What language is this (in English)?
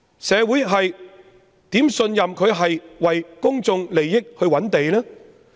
Cantonese